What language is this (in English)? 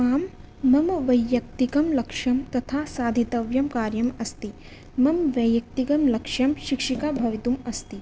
Sanskrit